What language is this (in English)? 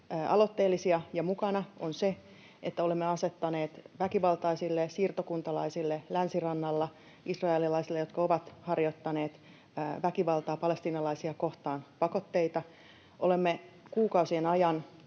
Finnish